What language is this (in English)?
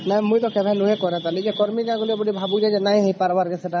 Odia